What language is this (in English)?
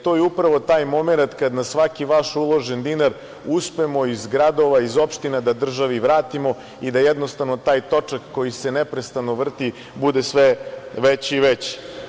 Serbian